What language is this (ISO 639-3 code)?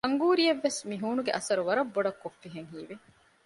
div